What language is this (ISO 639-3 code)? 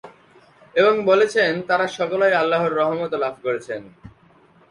ben